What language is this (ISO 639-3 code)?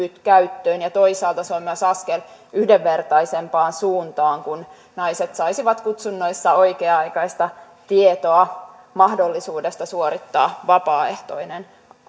fin